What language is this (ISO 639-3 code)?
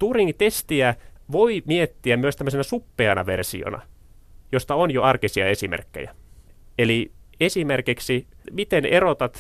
fin